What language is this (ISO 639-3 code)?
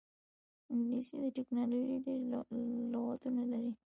pus